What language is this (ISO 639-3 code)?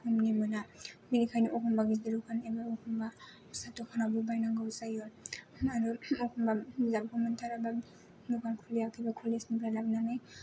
brx